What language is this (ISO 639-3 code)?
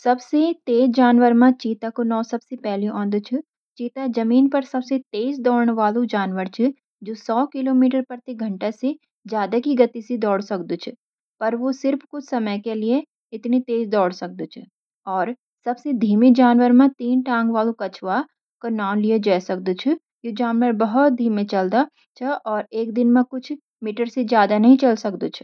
gbm